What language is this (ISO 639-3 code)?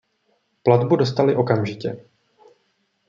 ces